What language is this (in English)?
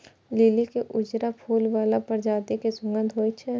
Maithili